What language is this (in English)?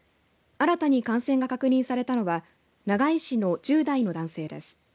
Japanese